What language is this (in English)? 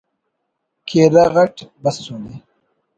Brahui